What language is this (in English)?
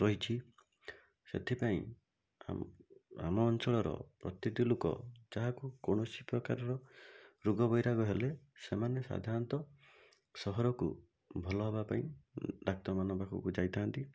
Odia